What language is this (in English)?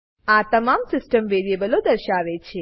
Gujarati